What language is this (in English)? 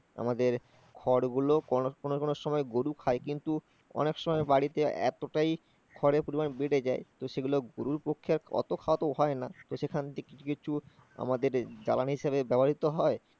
Bangla